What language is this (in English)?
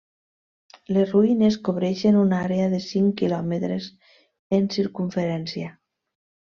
Catalan